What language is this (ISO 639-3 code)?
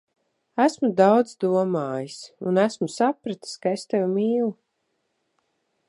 lav